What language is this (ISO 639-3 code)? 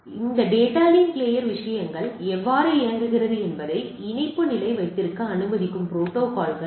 tam